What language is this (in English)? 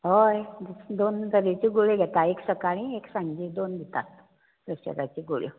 Konkani